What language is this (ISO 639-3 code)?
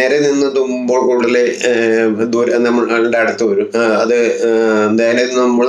spa